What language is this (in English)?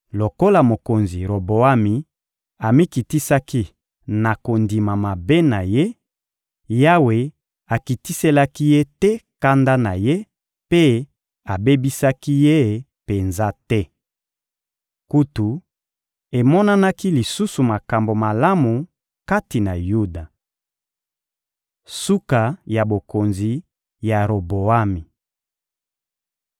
Lingala